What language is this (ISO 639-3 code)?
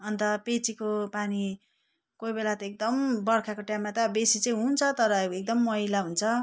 nep